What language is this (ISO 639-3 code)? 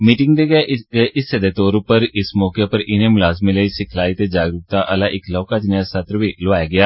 doi